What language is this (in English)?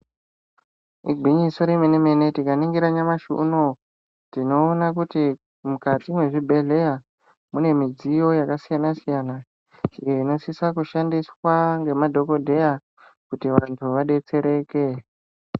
Ndau